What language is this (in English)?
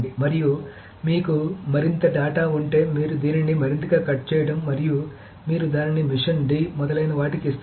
Telugu